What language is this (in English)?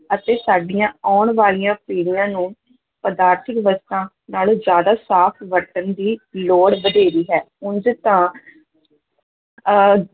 Punjabi